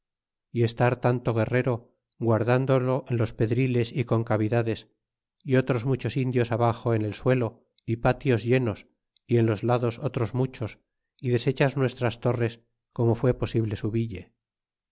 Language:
Spanish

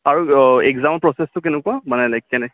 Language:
Assamese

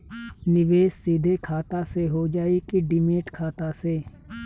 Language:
Bhojpuri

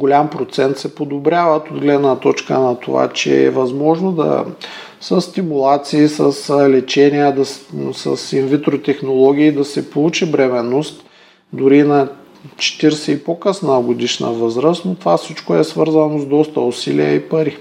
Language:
Bulgarian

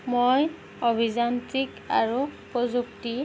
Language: Assamese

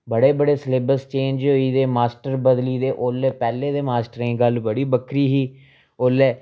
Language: Dogri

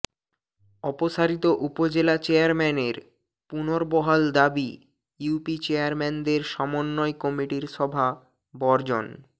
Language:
Bangla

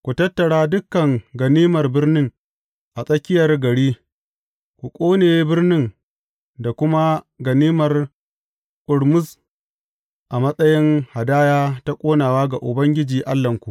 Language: Hausa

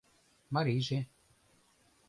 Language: Mari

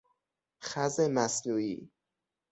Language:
Persian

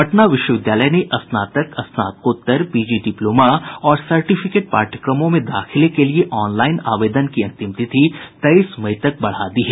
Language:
Hindi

